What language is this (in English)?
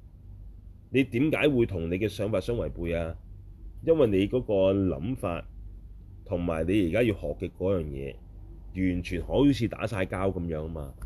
Chinese